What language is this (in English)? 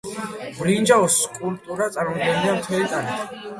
Georgian